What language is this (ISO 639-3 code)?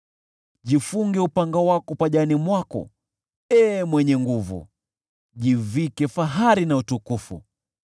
swa